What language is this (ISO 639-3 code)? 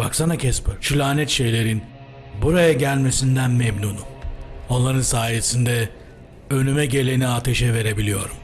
tur